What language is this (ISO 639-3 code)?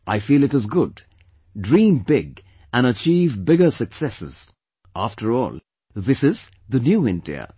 eng